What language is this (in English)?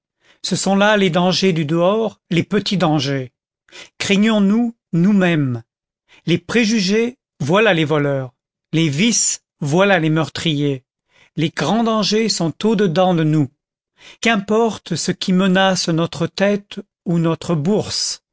French